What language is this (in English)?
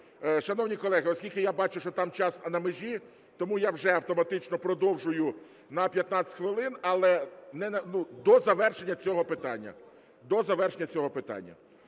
Ukrainian